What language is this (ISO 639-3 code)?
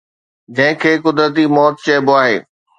snd